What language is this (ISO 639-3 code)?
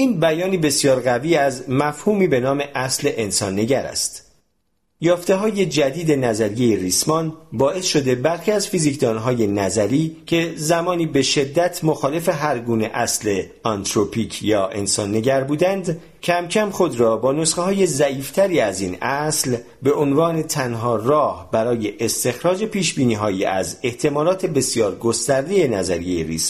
fas